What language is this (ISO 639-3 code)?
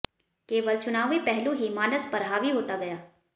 hin